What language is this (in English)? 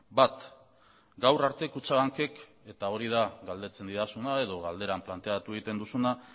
Basque